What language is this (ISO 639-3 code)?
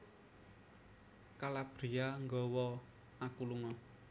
jav